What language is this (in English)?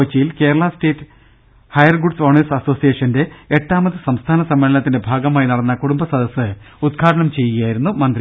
Malayalam